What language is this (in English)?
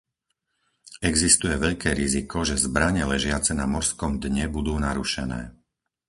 Slovak